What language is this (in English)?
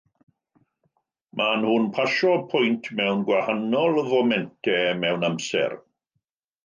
Welsh